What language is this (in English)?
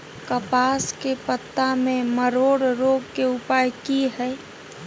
Maithili